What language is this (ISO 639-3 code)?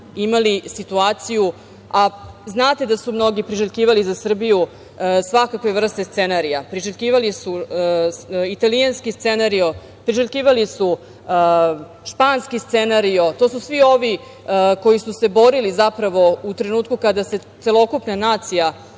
srp